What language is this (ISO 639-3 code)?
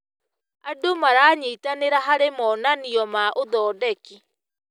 kik